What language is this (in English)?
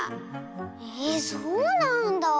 Japanese